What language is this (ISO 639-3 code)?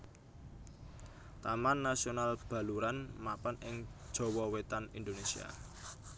jav